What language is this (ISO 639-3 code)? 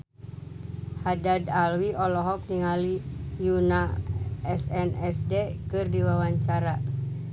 sun